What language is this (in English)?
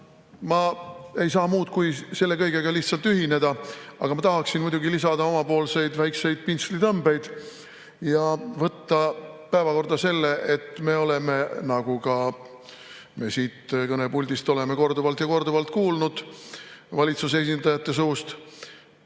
Estonian